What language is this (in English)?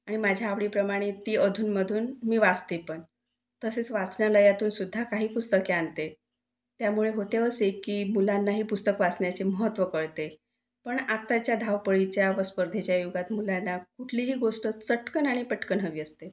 Marathi